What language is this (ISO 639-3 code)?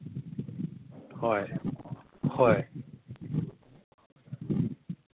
mni